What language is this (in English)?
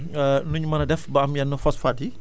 Wolof